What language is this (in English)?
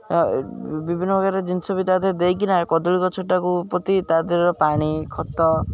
Odia